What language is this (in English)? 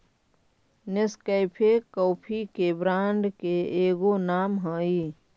Magahi